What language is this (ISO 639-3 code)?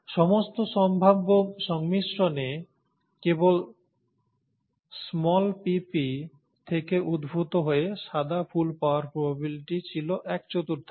ben